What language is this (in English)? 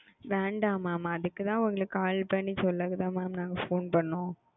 Tamil